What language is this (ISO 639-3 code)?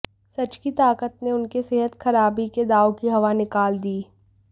hin